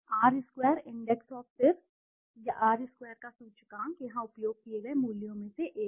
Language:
Hindi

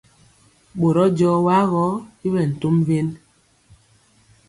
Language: Mpiemo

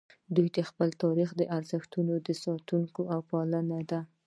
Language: Pashto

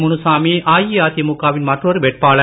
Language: Tamil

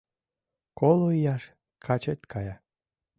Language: Mari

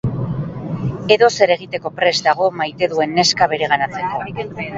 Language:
Basque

